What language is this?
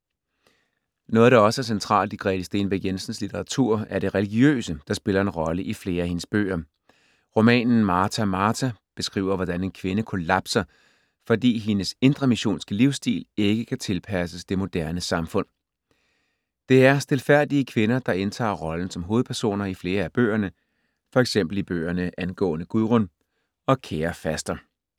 Danish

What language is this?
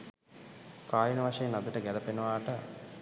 Sinhala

